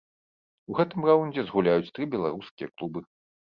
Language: Belarusian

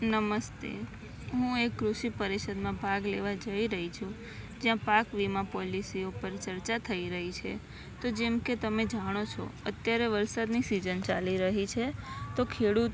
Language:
Gujarati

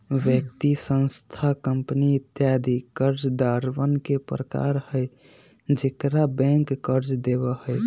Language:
Magahi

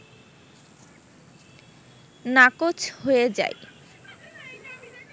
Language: Bangla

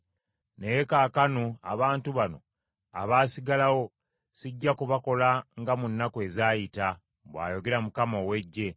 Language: Ganda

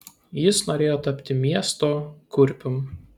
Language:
Lithuanian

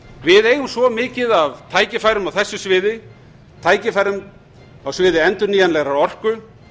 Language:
Icelandic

